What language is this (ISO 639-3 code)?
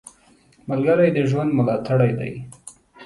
pus